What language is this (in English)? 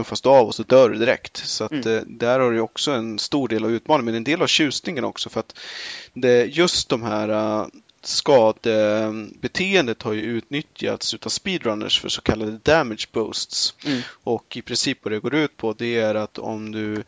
Swedish